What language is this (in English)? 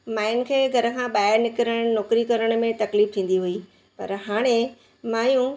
Sindhi